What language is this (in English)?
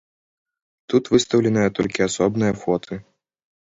Belarusian